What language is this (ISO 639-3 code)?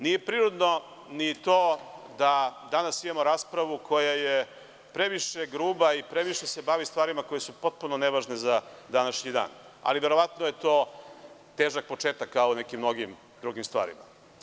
srp